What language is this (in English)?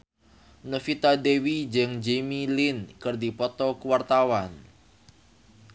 Sundanese